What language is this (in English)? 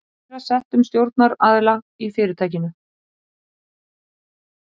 Icelandic